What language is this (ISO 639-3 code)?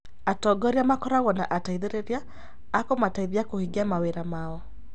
kik